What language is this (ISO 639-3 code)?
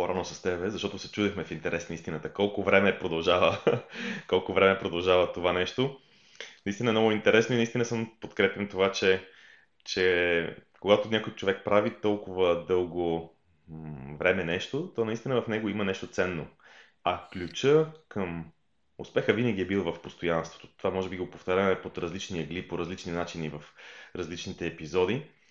bul